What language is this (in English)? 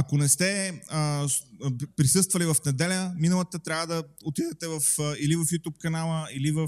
Bulgarian